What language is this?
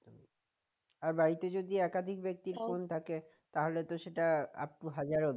Bangla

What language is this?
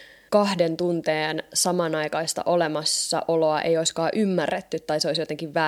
Finnish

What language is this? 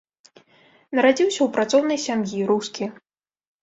Belarusian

